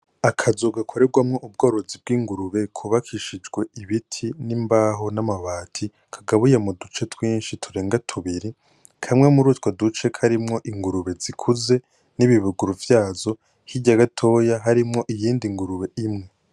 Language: Rundi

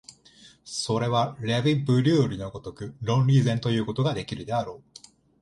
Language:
Japanese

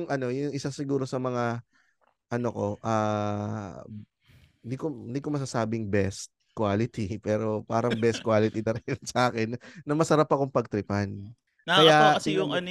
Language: Filipino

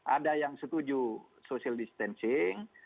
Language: Indonesian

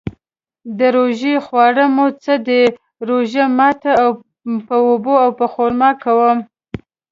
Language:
Pashto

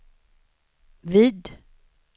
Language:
Swedish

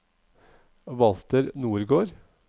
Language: Norwegian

